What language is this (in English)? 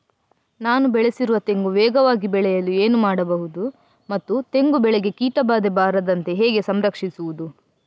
Kannada